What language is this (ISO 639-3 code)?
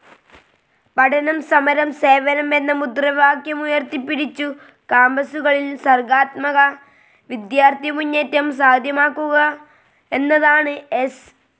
mal